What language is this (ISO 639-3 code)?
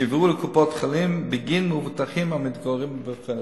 heb